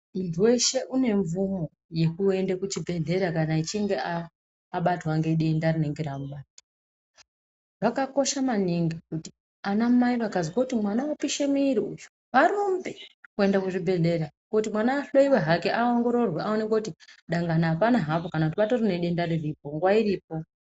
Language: Ndau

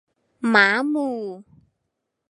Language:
Thai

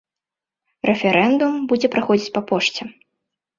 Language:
Belarusian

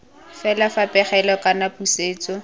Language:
Tswana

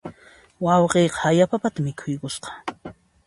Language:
Puno Quechua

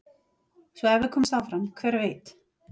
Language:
Icelandic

